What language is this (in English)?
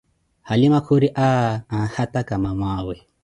Koti